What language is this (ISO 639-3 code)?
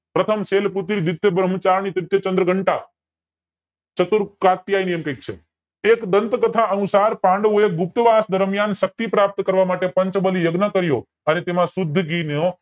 guj